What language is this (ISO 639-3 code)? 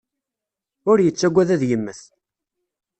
kab